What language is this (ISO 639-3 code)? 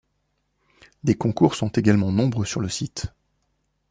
fra